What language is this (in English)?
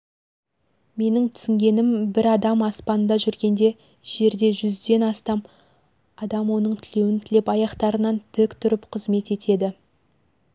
Kazakh